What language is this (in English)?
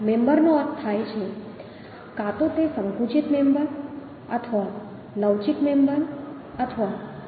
Gujarati